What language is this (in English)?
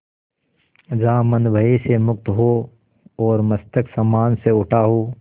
Hindi